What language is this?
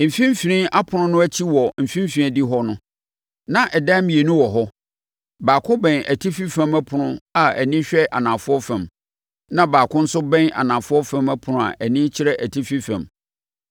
Akan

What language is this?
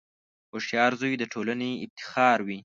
Pashto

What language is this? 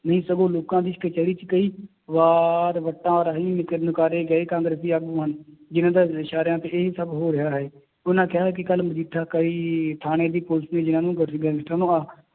Punjabi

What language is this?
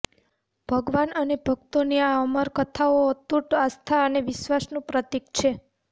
Gujarati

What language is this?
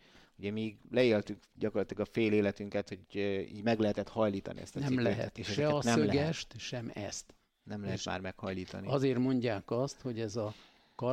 Hungarian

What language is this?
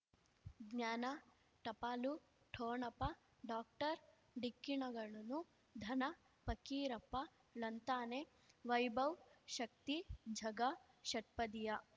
Kannada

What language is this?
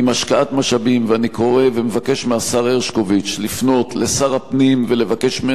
Hebrew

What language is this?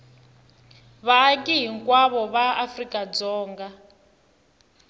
Tsonga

